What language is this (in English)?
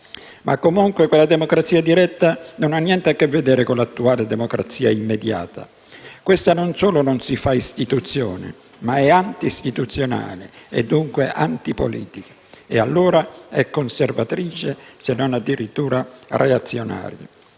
Italian